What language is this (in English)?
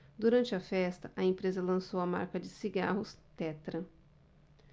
Portuguese